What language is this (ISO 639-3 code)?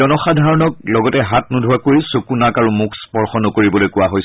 asm